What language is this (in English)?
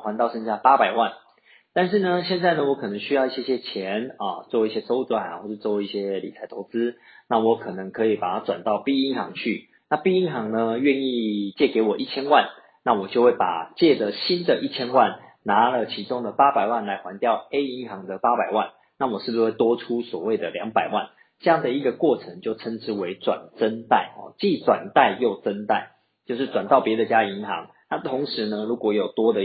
Chinese